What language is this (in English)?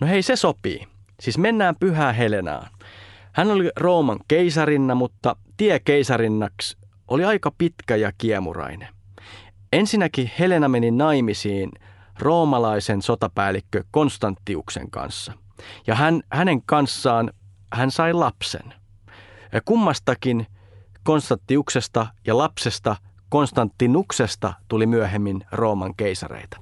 Finnish